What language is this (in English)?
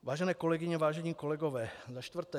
Czech